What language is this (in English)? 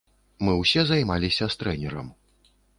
Belarusian